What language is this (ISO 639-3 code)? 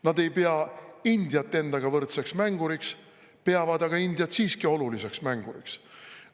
est